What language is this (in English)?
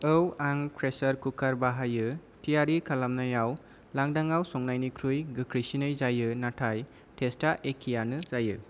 Bodo